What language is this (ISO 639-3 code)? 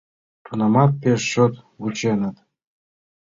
chm